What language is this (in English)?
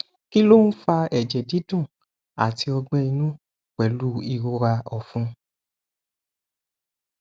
Yoruba